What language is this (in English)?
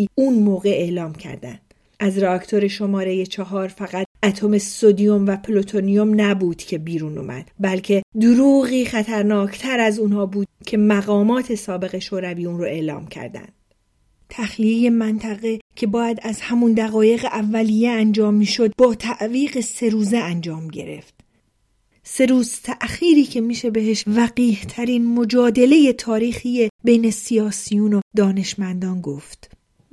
Persian